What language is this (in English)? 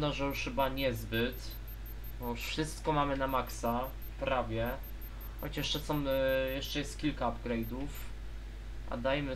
Polish